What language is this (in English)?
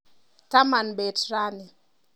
Kalenjin